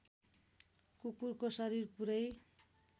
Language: Nepali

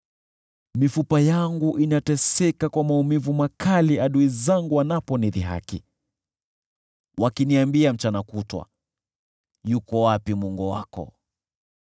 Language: Swahili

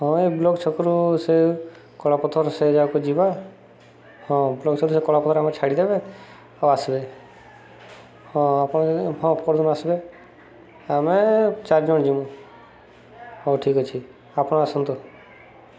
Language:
Odia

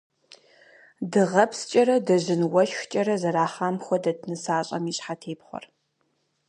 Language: Kabardian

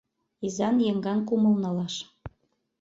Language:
Mari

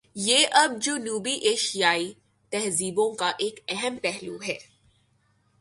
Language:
Urdu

